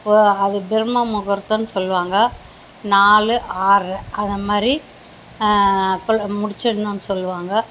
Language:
Tamil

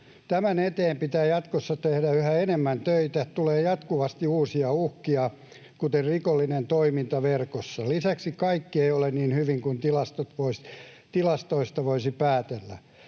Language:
Finnish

